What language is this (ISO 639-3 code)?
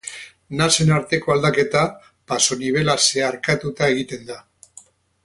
eus